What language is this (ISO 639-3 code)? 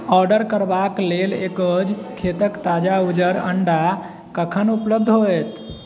mai